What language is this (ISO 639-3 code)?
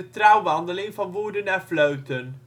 nld